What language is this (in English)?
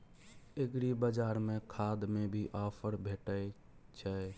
Maithili